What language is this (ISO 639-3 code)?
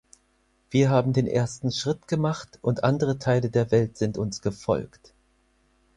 deu